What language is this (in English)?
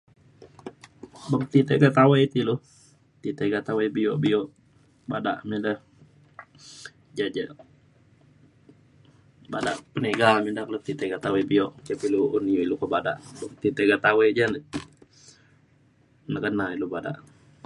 Mainstream Kenyah